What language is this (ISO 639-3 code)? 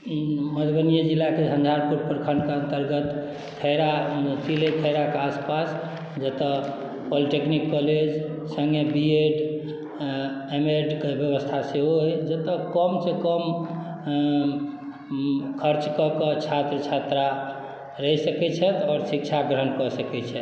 mai